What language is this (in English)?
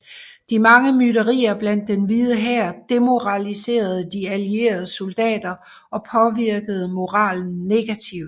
Danish